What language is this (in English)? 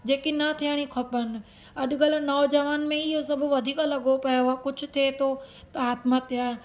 Sindhi